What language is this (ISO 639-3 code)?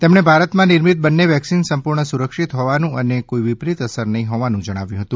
guj